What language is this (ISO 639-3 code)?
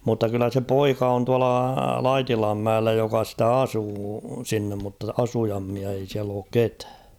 fin